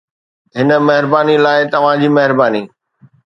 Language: Sindhi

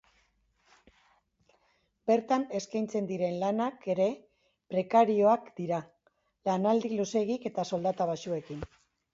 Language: Basque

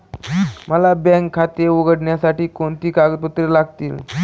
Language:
Marathi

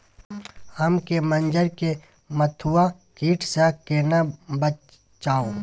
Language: Maithili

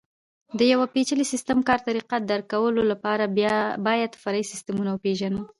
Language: Pashto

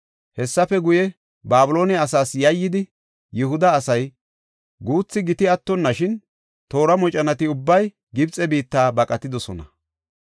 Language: Gofa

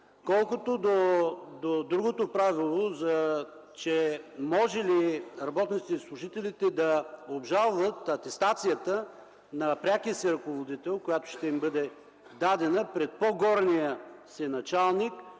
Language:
Bulgarian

